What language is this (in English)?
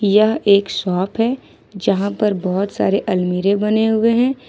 Hindi